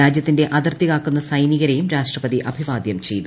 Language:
Malayalam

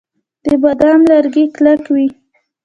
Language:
Pashto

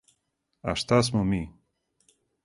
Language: Serbian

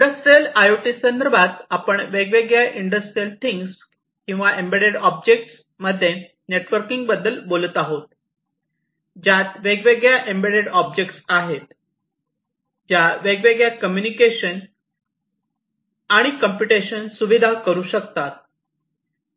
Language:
Marathi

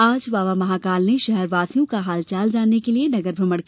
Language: Hindi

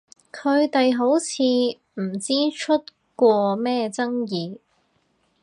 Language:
Cantonese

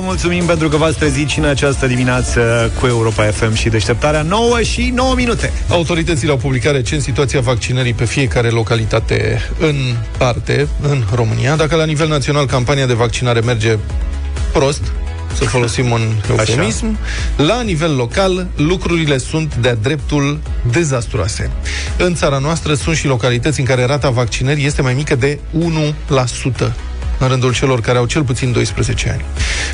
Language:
Romanian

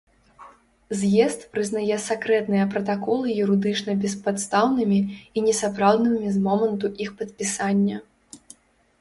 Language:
Belarusian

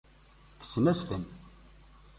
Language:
Kabyle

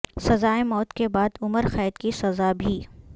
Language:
Urdu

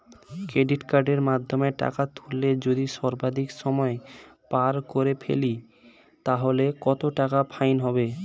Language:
Bangla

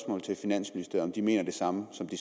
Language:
Danish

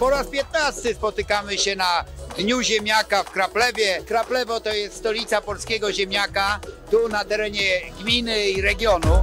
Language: Polish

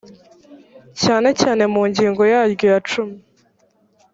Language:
Kinyarwanda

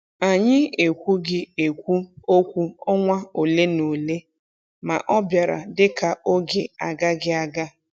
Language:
Igbo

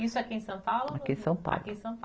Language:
Portuguese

